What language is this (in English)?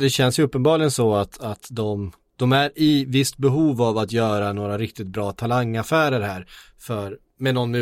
Swedish